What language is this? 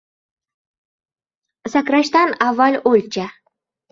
Uzbek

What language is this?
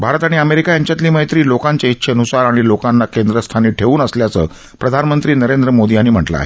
Marathi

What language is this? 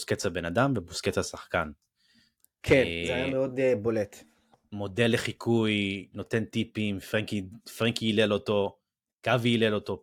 Hebrew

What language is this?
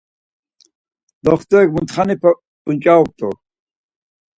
Laz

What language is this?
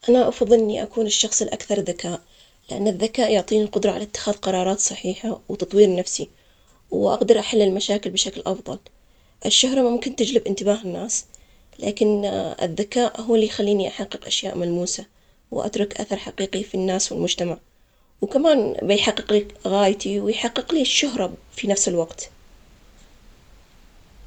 Omani Arabic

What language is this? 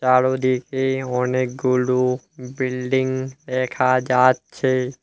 Bangla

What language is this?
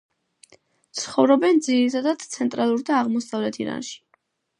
Georgian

